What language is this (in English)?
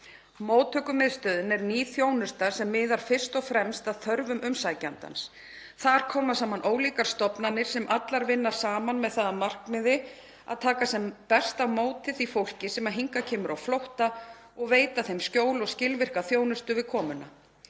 Icelandic